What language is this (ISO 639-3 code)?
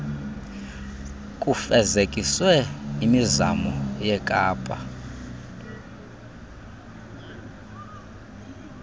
xho